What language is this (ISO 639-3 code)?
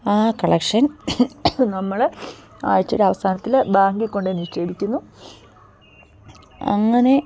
mal